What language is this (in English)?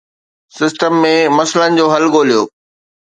Sindhi